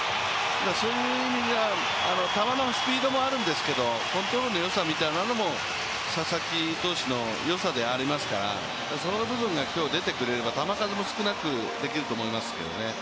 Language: Japanese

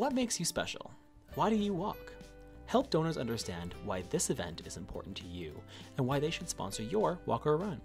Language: English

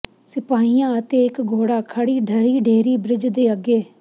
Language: Punjabi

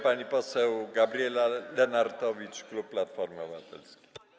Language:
Polish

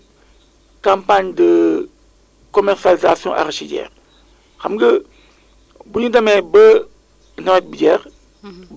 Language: Wolof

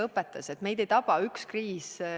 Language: Estonian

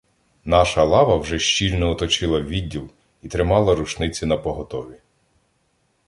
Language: Ukrainian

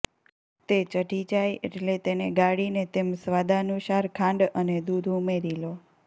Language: Gujarati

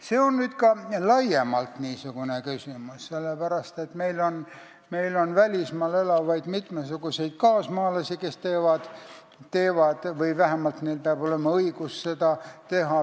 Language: Estonian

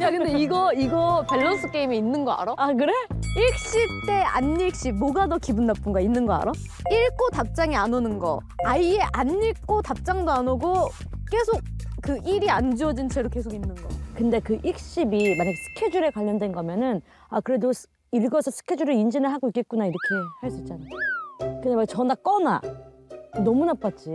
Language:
Korean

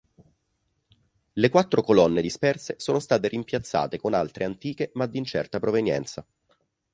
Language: Italian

